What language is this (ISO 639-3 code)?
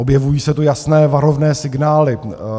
ces